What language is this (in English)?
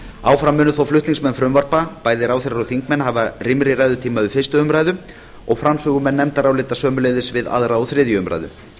Icelandic